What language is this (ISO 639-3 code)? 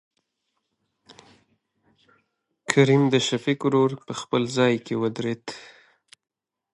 pus